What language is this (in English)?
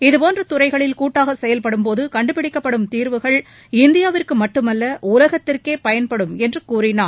Tamil